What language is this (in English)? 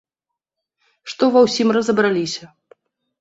Belarusian